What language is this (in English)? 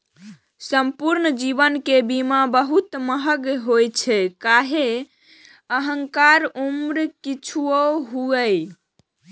Maithili